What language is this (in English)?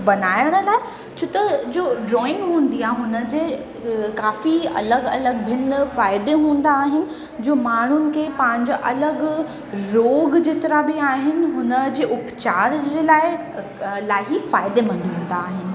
Sindhi